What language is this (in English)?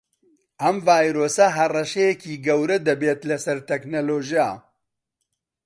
Central Kurdish